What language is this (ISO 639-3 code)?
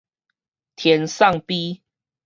nan